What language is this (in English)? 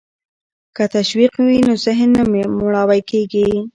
Pashto